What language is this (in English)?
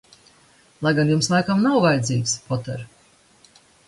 Latvian